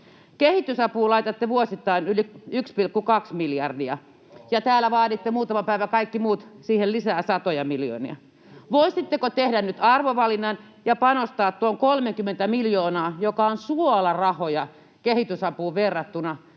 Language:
Finnish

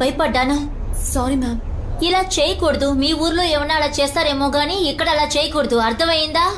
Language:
Telugu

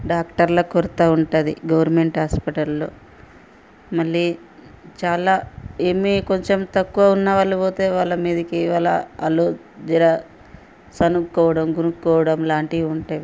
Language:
Telugu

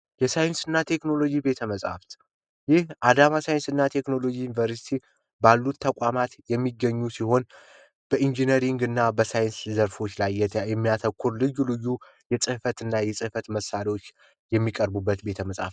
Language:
Amharic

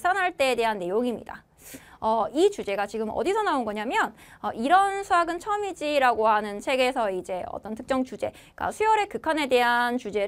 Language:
Korean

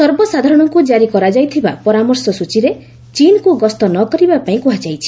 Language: Odia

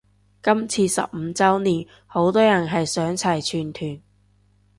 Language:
Cantonese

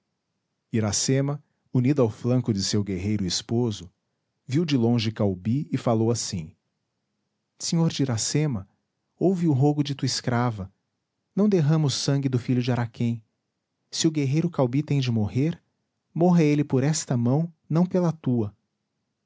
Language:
Portuguese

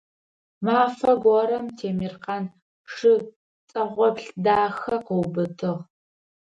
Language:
Adyghe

